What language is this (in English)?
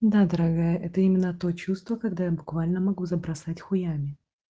Russian